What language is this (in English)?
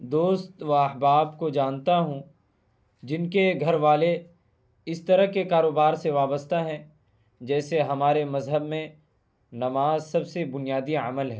Urdu